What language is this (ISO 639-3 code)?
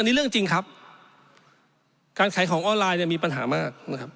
tha